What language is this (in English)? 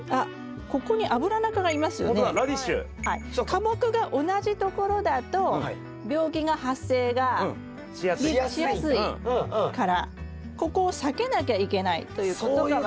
Japanese